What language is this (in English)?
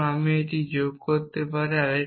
Bangla